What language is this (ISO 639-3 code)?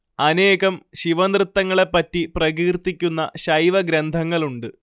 mal